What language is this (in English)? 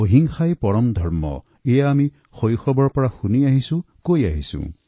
Assamese